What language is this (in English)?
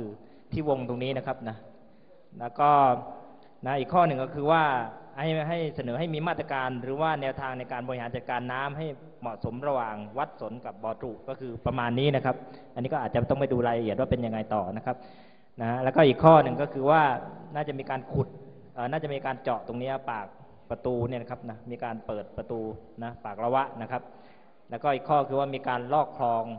Thai